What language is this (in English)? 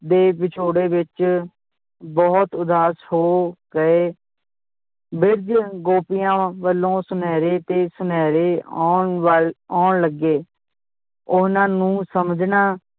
Punjabi